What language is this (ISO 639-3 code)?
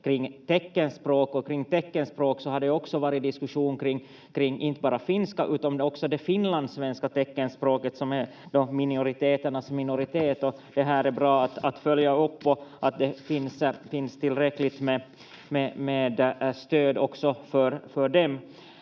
fin